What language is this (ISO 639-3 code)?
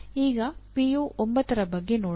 kan